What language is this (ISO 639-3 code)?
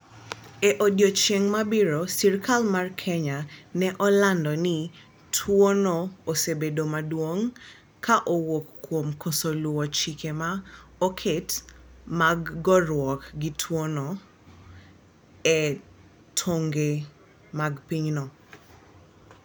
luo